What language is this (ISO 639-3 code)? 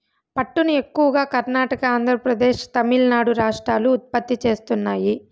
tel